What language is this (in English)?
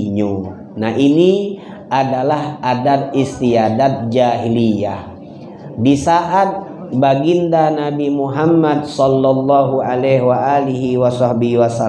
Indonesian